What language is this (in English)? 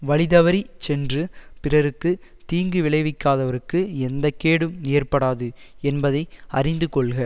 Tamil